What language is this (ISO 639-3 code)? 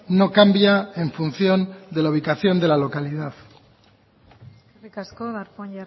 spa